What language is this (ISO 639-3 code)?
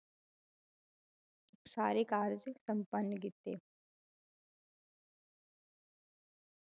pan